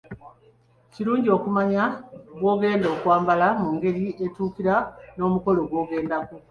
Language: Ganda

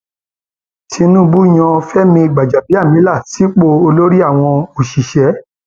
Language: Yoruba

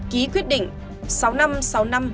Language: Vietnamese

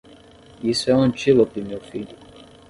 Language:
Portuguese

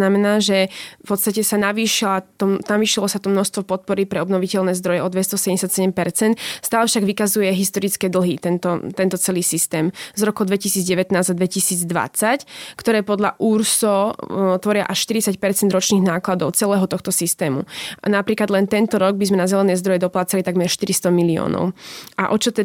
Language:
Slovak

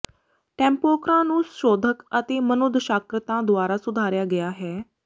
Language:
Punjabi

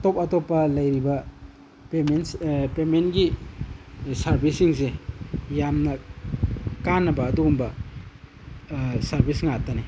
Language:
Manipuri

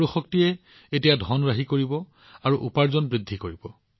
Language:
Assamese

